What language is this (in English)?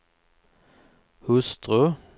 Swedish